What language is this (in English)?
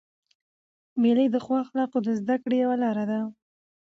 Pashto